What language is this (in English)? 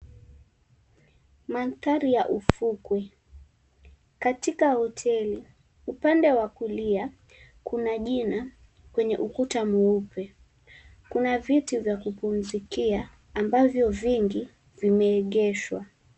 Swahili